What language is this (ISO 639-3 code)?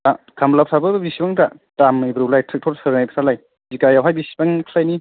brx